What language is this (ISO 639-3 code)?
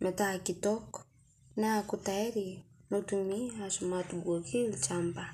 mas